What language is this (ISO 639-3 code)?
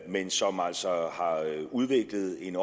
dan